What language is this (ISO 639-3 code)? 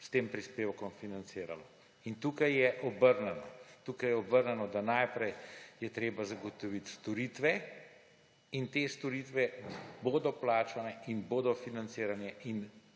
slv